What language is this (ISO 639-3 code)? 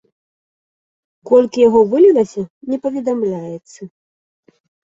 bel